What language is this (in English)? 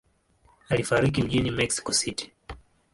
Swahili